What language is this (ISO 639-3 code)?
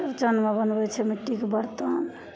mai